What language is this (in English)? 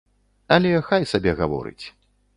Belarusian